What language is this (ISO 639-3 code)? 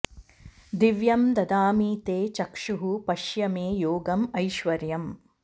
san